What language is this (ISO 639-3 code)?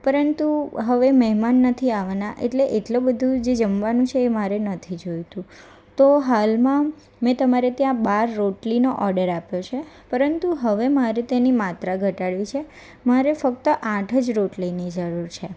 guj